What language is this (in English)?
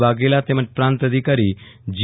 Gujarati